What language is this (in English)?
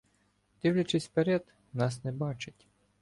Ukrainian